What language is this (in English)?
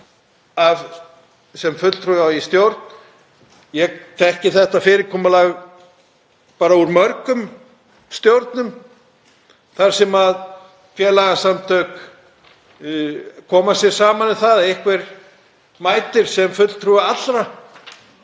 Icelandic